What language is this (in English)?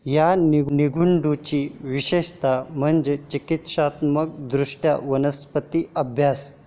Marathi